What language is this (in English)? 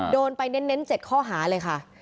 Thai